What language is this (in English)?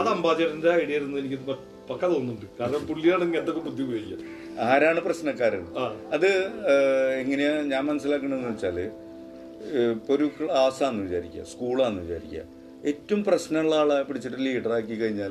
Malayalam